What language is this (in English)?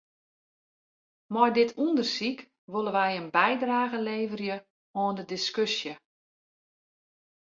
Western Frisian